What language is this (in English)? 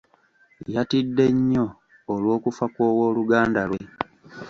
Ganda